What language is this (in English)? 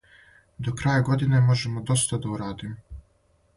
Serbian